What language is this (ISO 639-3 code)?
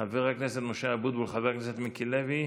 heb